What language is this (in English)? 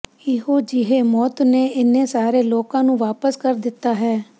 Punjabi